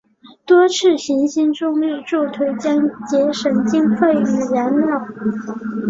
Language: Chinese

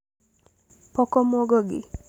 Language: Luo (Kenya and Tanzania)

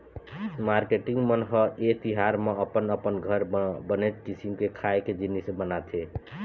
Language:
Chhattisgarhi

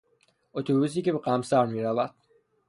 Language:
Persian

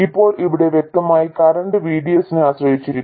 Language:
Malayalam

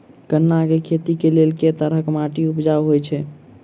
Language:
Maithili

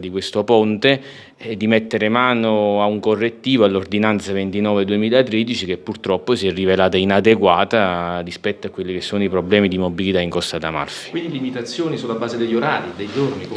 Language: Italian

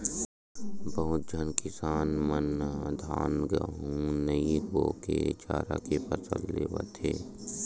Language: Chhattisgarhi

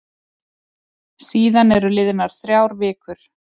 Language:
Icelandic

